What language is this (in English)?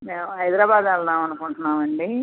Telugu